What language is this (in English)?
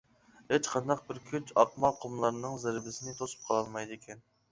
Uyghur